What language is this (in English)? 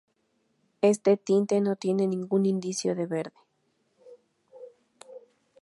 Spanish